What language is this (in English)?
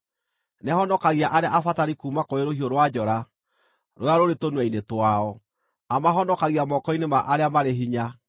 Kikuyu